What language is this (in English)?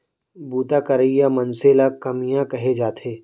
Chhattisgarhi